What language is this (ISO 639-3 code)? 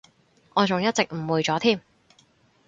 yue